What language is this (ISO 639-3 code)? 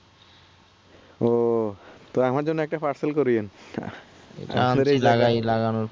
ben